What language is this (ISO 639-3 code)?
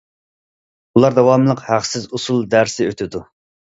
uig